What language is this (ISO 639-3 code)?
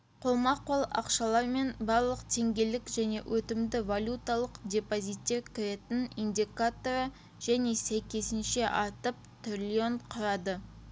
kaz